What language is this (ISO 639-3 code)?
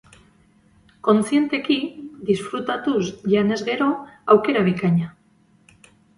eus